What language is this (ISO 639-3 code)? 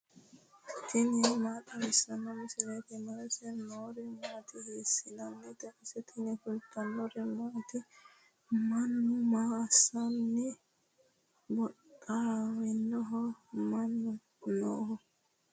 sid